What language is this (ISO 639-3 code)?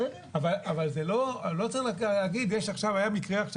heb